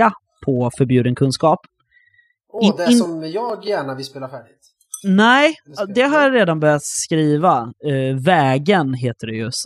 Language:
Swedish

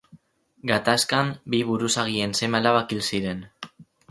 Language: Basque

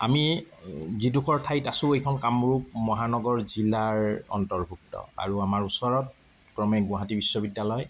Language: Assamese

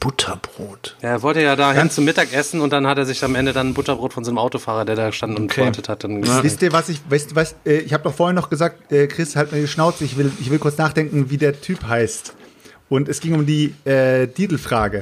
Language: German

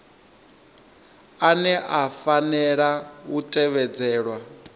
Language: Venda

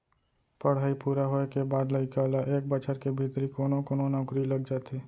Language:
Chhattisgarhi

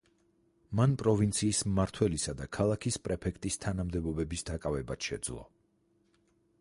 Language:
Georgian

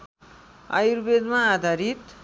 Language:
Nepali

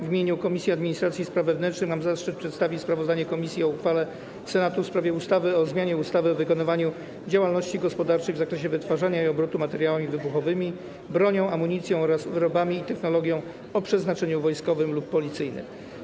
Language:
Polish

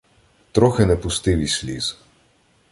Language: Ukrainian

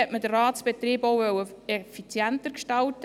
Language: Swiss German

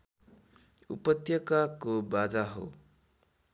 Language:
Nepali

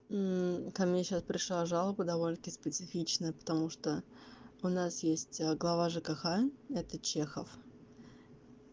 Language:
Russian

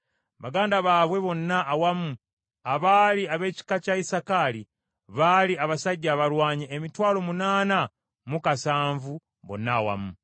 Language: Ganda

